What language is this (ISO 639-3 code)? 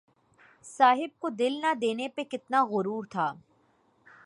urd